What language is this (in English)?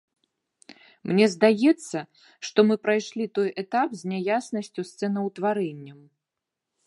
Belarusian